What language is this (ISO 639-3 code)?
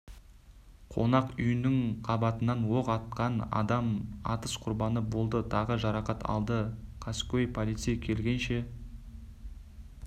kaz